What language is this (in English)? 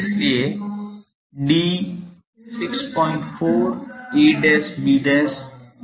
Hindi